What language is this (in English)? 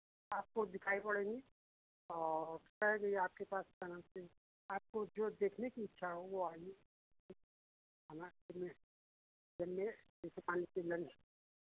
Hindi